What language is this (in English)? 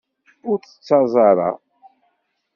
Kabyle